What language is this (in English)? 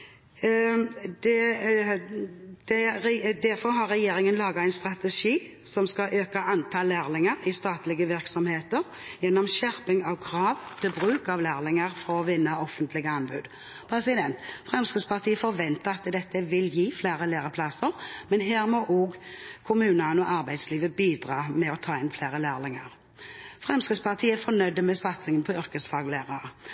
Norwegian Bokmål